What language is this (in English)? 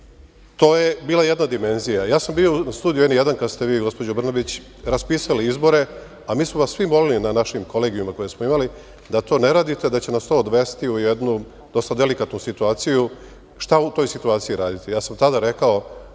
Serbian